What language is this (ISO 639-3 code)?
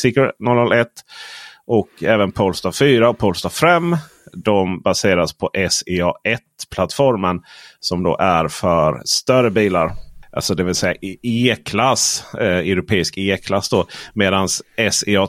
swe